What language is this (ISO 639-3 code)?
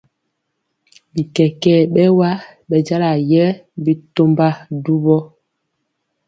mcx